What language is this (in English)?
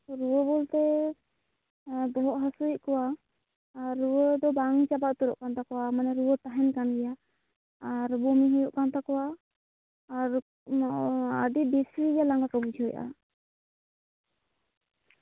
Santali